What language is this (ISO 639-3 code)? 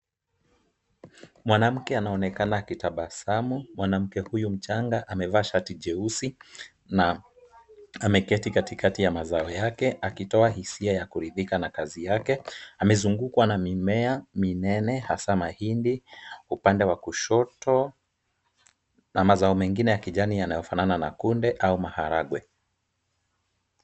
swa